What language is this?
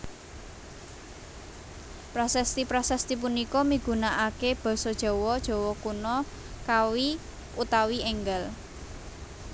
Javanese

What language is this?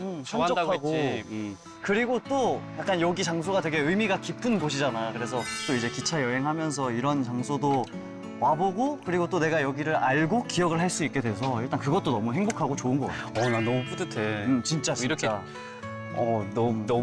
Korean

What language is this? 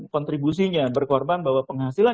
Indonesian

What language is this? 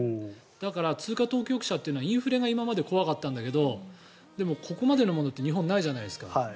Japanese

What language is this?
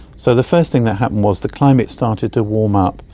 English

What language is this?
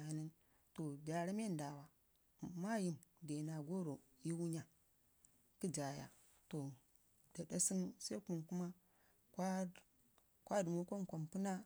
Ngizim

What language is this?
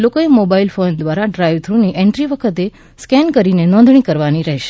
Gujarati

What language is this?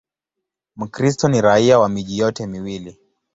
Swahili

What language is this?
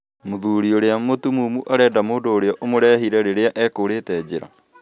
Kikuyu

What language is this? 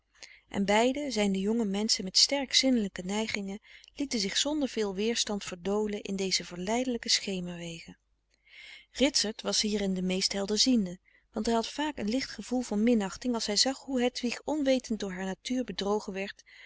Dutch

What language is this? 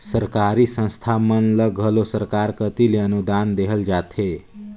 Chhattisgarhi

